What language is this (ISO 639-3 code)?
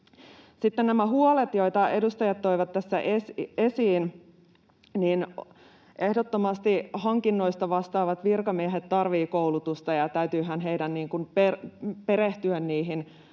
fin